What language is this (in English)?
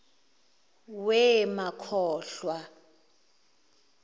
Zulu